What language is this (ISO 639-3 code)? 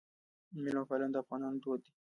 pus